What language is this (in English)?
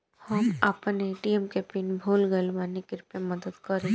Bhojpuri